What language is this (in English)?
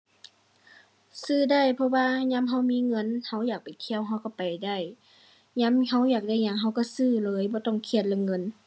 Thai